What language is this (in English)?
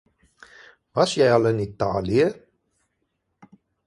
Afrikaans